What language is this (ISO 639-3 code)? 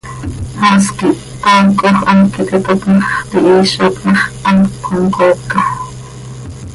sei